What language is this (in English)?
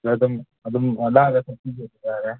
Manipuri